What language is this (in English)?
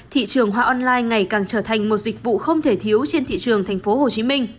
Vietnamese